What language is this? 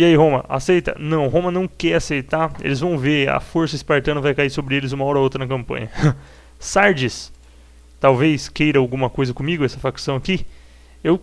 Portuguese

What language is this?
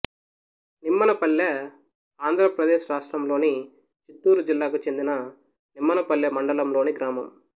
Telugu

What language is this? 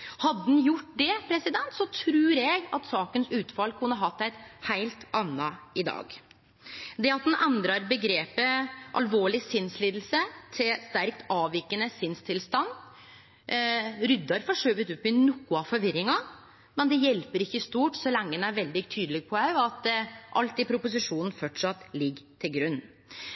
Norwegian Nynorsk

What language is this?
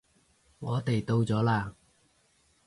Cantonese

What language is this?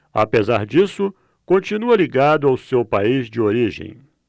Portuguese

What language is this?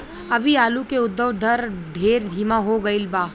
Bhojpuri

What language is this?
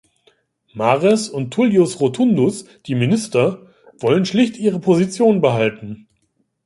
German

